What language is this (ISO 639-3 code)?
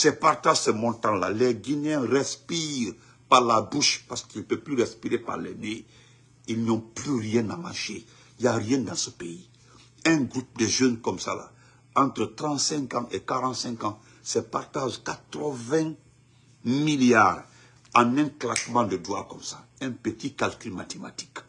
fra